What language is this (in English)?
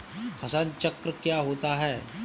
Hindi